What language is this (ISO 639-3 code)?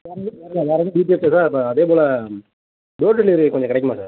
tam